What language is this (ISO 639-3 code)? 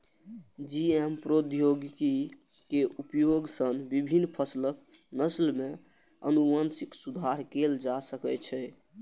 mai